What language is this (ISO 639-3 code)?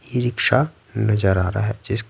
hin